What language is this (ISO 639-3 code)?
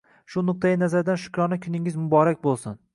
uzb